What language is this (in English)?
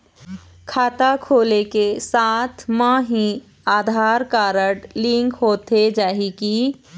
Chhattisgarhi